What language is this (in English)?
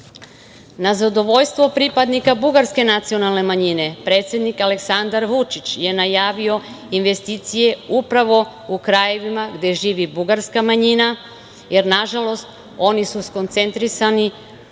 Serbian